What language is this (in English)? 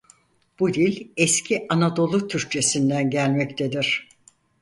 Turkish